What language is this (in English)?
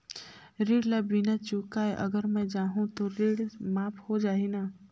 Chhattisgarhi